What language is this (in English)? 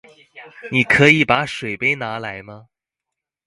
Chinese